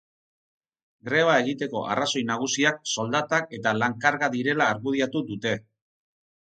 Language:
Basque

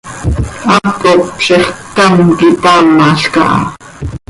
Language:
Seri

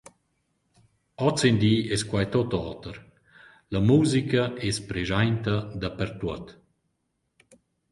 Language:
Romansh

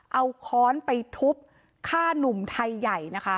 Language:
Thai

